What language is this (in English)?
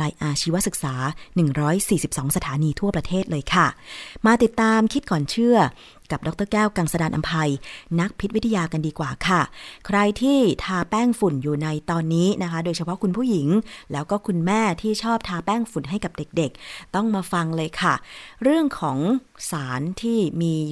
Thai